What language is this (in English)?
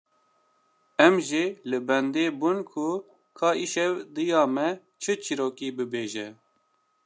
Kurdish